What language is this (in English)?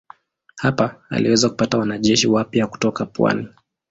Swahili